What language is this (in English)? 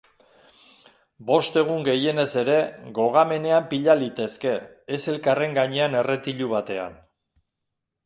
Basque